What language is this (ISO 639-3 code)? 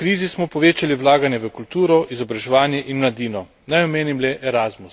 slv